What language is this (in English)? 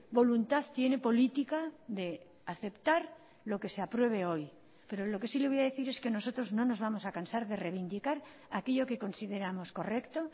Spanish